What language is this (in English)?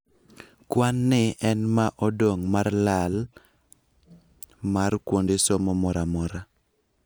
Luo (Kenya and Tanzania)